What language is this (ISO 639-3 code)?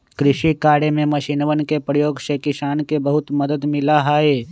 mag